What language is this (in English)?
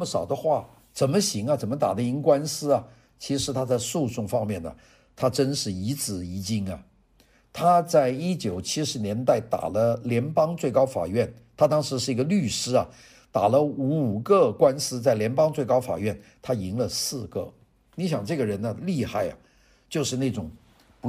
Chinese